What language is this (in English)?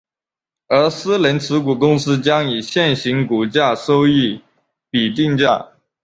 Chinese